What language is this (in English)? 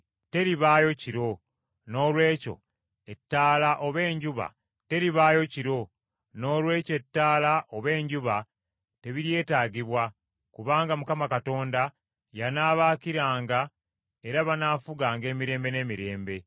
Ganda